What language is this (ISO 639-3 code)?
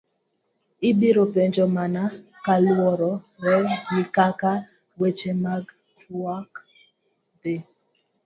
luo